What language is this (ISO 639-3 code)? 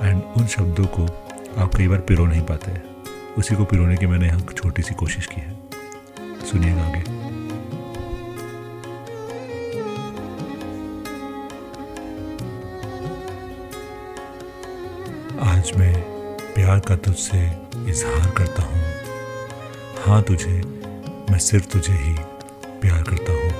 hin